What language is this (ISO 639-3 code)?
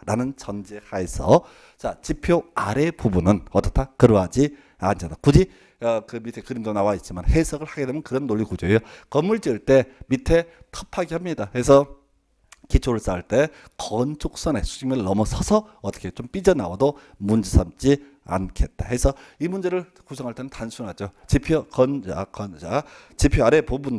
kor